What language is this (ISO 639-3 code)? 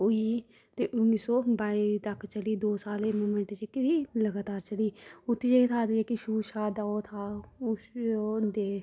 doi